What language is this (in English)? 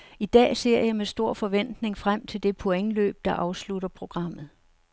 Danish